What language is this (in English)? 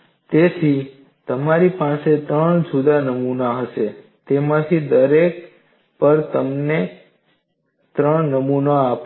Gujarati